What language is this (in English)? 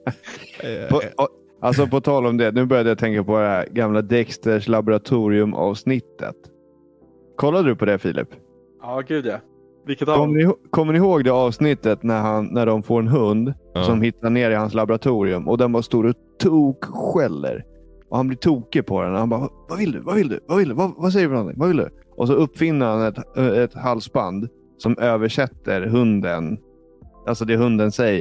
Swedish